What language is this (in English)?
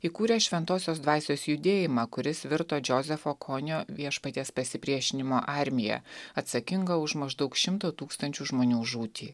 Lithuanian